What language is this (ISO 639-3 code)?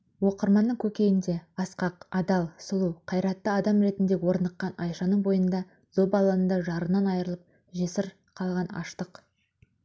kaz